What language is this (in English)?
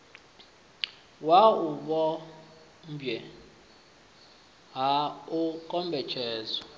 Venda